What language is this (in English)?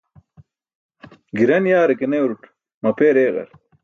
Burushaski